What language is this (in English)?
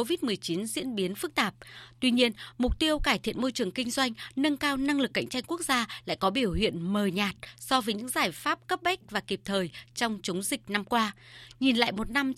Vietnamese